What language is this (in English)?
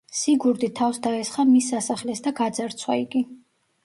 Georgian